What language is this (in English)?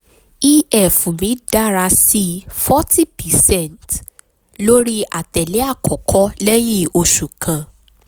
Yoruba